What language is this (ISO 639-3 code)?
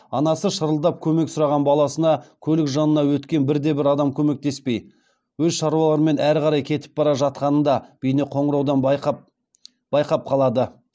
kaz